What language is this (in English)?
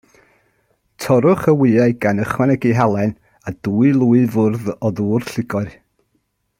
Welsh